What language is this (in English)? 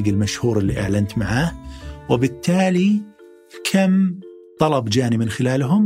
Arabic